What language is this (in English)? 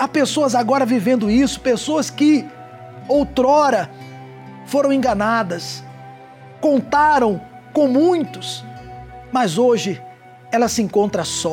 Portuguese